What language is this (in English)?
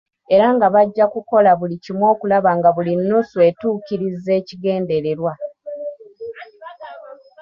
Ganda